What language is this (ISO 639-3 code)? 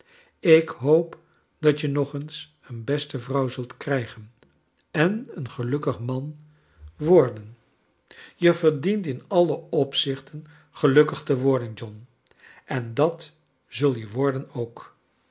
nld